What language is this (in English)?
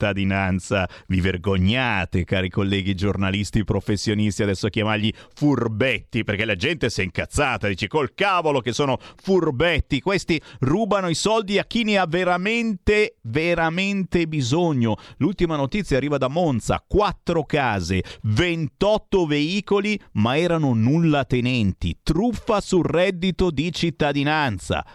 Italian